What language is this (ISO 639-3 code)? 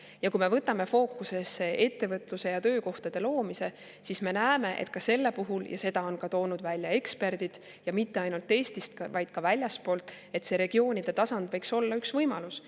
est